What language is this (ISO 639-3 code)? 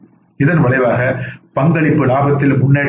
tam